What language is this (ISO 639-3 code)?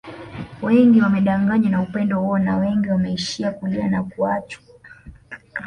swa